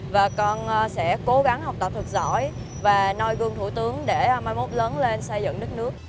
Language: Vietnamese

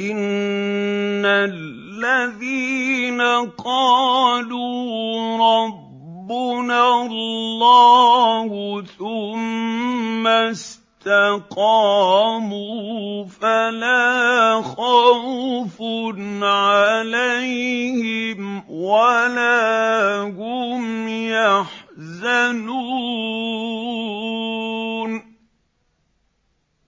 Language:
Arabic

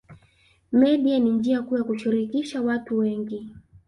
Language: Swahili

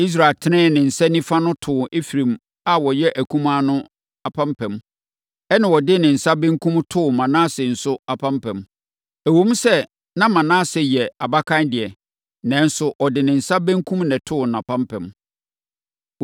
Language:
Akan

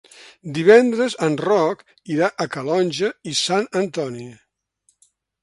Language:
Catalan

